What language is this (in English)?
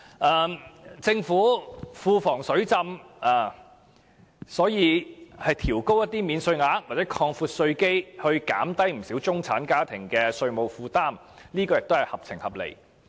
Cantonese